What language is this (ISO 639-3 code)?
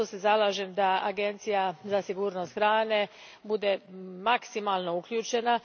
hrv